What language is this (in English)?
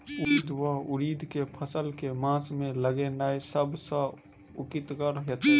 Maithili